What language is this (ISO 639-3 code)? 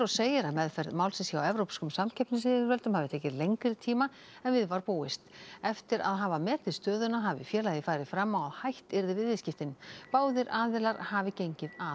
isl